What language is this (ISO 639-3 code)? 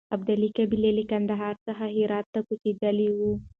pus